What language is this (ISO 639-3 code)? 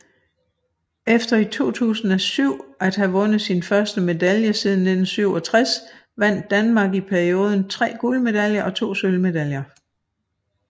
dan